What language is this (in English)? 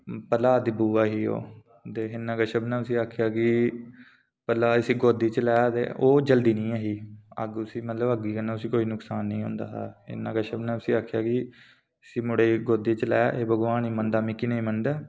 Dogri